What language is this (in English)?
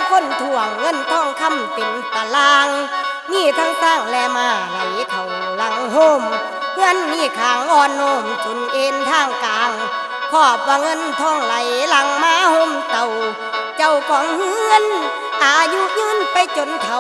Thai